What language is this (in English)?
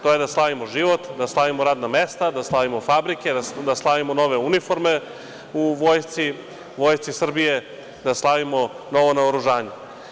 Serbian